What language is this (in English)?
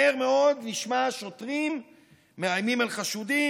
Hebrew